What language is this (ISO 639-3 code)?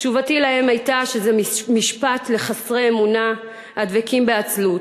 heb